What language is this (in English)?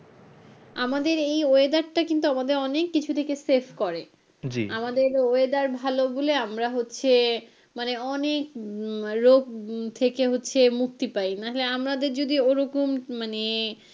Bangla